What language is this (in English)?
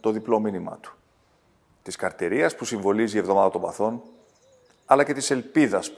Greek